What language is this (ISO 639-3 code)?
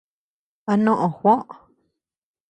cux